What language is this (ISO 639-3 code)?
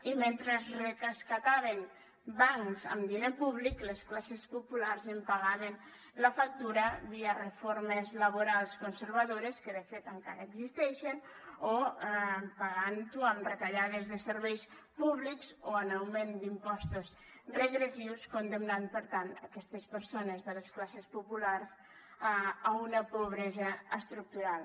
cat